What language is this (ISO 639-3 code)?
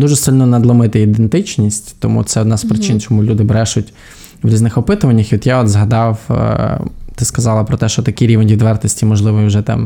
ukr